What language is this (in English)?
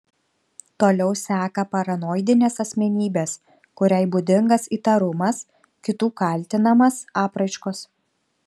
Lithuanian